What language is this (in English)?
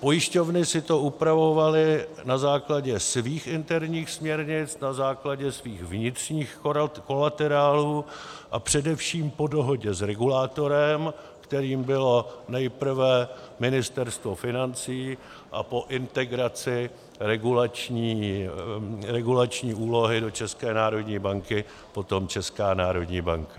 Czech